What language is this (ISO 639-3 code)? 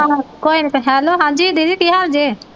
pan